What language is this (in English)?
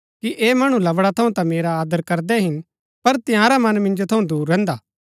Gaddi